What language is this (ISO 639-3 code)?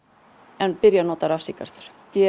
isl